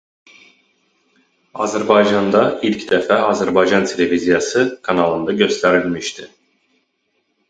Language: Azerbaijani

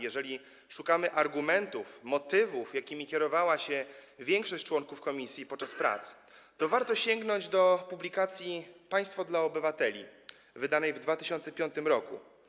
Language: Polish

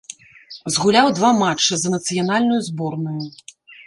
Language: Belarusian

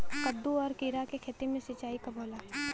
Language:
Bhojpuri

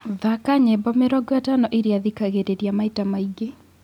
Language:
Kikuyu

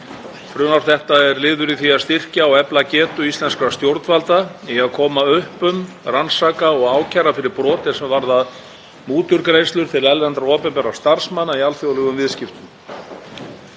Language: Icelandic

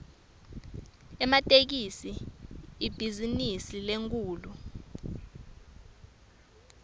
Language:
Swati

